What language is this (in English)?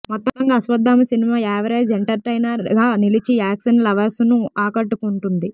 Telugu